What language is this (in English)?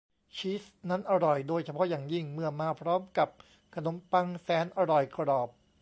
Thai